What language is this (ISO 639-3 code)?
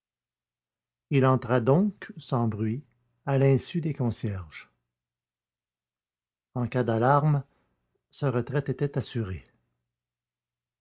fra